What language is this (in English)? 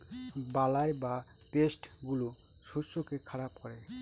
Bangla